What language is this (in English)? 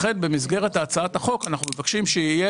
Hebrew